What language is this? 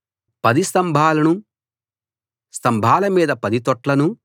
Telugu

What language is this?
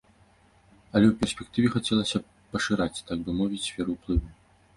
Belarusian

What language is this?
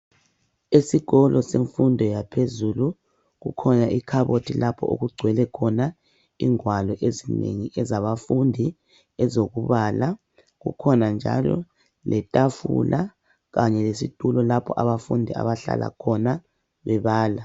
North Ndebele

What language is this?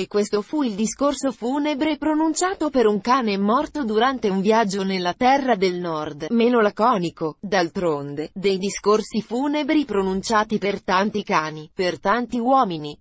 Italian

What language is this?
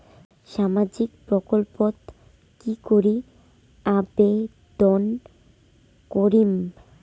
Bangla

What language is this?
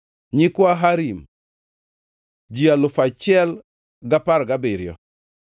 Luo (Kenya and Tanzania)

